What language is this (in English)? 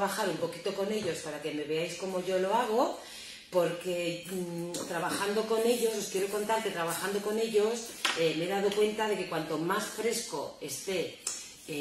Spanish